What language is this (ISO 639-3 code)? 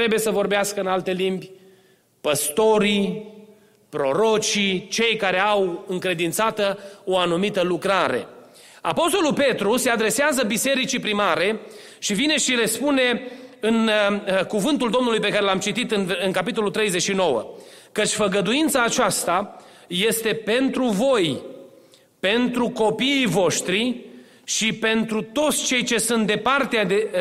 ron